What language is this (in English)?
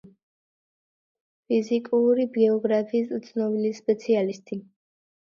Georgian